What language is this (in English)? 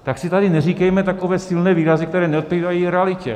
Czech